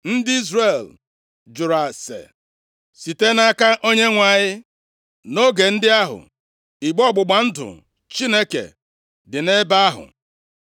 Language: Igbo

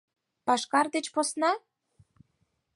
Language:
Mari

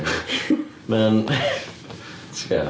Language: Welsh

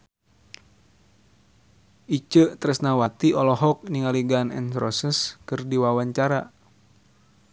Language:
Sundanese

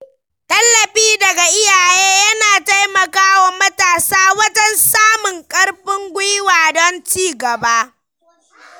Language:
Hausa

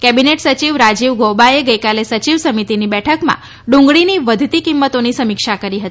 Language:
Gujarati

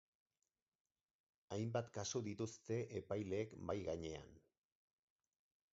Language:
Basque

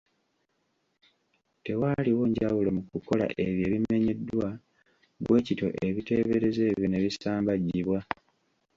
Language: Ganda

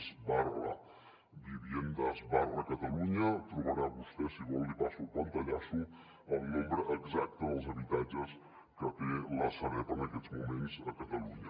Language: Catalan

